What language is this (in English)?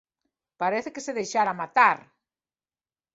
Galician